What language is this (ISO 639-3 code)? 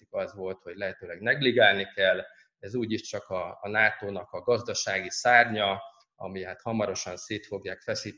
hun